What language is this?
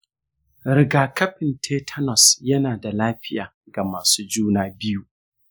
Hausa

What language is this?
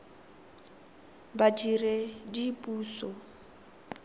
Tswana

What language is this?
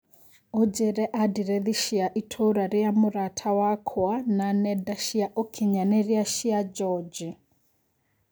Kikuyu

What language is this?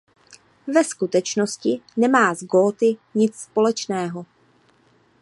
Czech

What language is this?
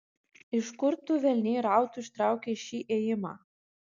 Lithuanian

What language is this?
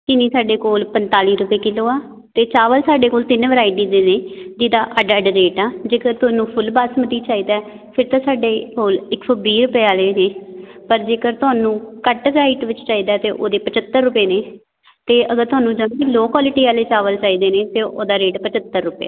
Punjabi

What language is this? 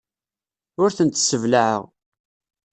Kabyle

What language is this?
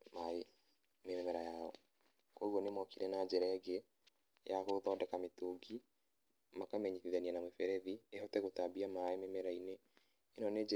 Kikuyu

